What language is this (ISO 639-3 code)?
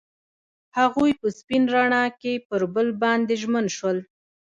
pus